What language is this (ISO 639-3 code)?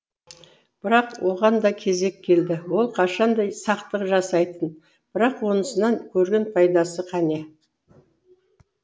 kaz